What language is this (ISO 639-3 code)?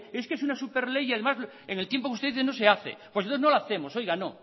spa